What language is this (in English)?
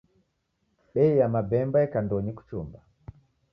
Taita